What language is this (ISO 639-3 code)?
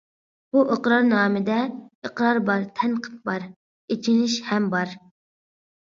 uig